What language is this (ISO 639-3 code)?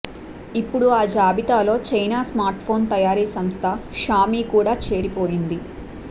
tel